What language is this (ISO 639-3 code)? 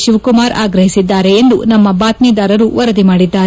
kan